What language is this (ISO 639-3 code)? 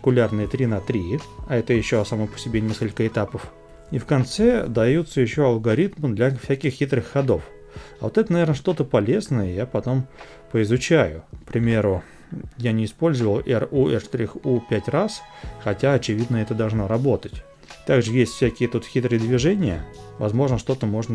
rus